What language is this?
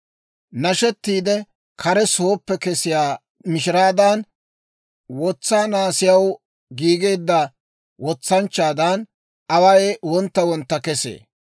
Dawro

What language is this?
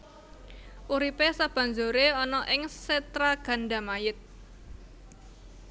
Javanese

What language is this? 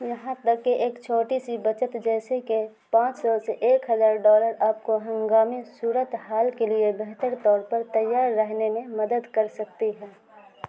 Urdu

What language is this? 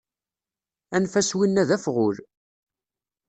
Kabyle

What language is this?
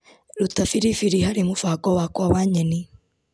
Kikuyu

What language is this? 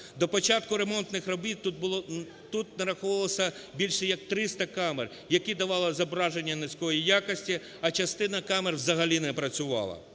Ukrainian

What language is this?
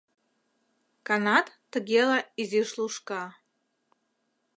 Mari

